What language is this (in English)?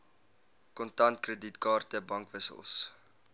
Afrikaans